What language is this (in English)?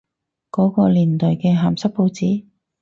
Cantonese